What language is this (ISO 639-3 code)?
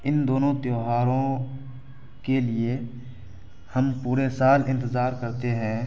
urd